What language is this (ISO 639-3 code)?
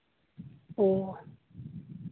sat